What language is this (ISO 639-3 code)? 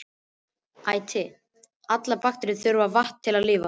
isl